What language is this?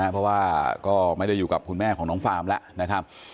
Thai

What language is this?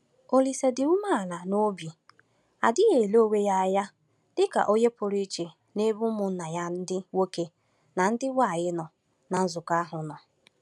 Igbo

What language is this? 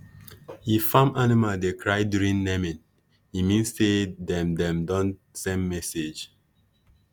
Nigerian Pidgin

